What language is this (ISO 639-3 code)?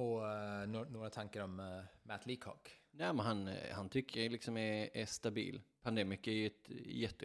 swe